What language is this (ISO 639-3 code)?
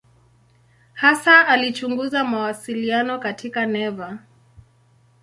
swa